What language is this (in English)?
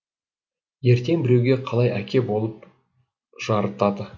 Kazakh